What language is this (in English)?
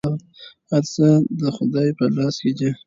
Pashto